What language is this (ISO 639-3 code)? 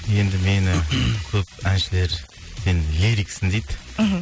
kaz